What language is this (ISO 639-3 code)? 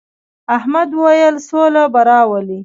pus